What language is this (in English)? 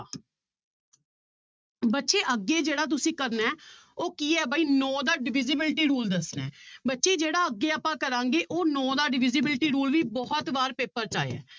Punjabi